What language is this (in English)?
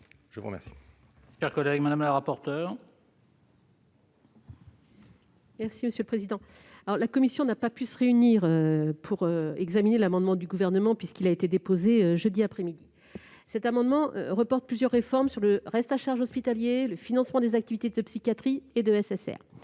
French